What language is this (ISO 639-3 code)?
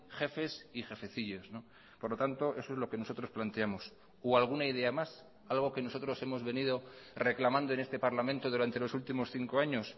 spa